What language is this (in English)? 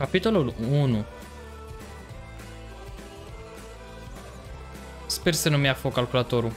Romanian